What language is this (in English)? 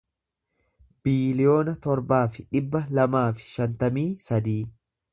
Oromo